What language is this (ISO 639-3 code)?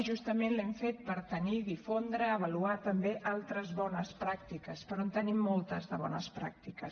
cat